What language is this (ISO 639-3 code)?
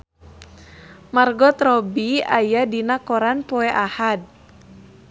sun